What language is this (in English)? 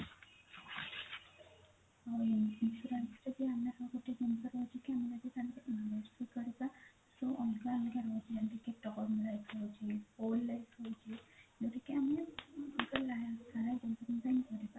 Odia